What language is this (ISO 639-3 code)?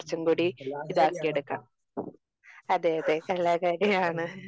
mal